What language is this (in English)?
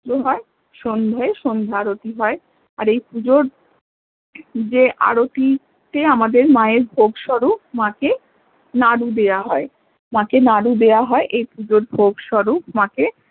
Bangla